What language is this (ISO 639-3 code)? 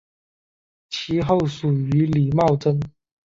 zho